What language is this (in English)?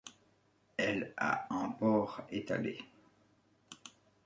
French